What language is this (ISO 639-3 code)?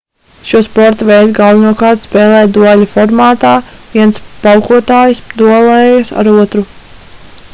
lav